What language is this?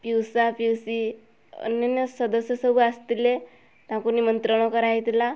Odia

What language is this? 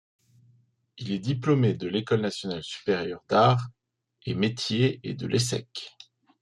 French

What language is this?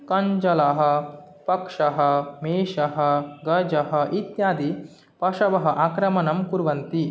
Sanskrit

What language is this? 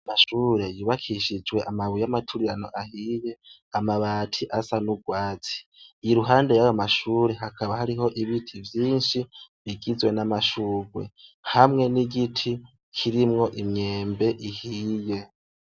Rundi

